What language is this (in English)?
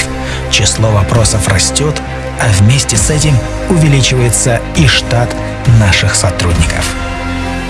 Russian